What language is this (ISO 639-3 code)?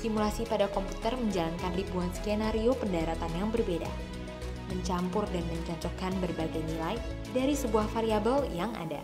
ind